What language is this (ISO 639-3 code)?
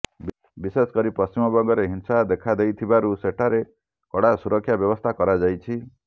ori